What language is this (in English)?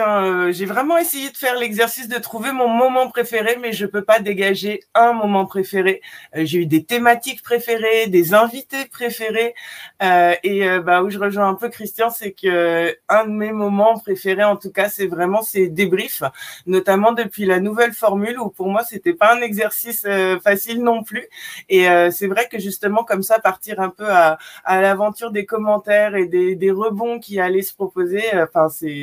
French